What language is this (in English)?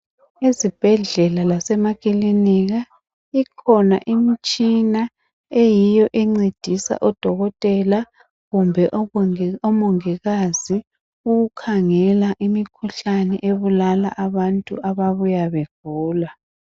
North Ndebele